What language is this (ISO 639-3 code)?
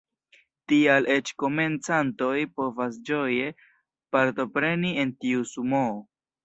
epo